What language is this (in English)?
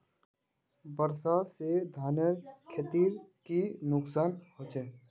Magahi